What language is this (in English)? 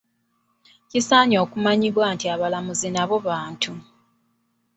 Ganda